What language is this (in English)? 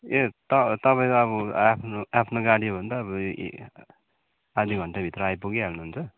Nepali